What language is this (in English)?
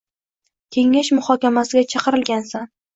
Uzbek